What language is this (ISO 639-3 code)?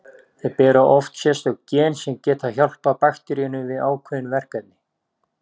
isl